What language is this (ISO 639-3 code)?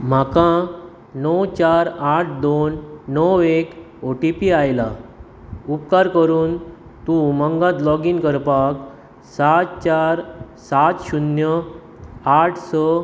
kok